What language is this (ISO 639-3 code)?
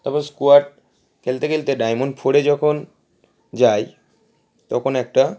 ben